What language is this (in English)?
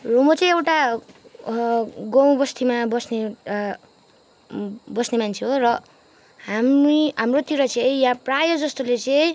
Nepali